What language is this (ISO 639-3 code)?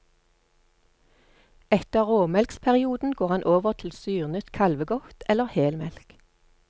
nor